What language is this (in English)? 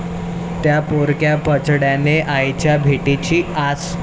Marathi